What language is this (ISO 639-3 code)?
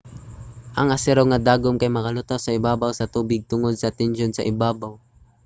ceb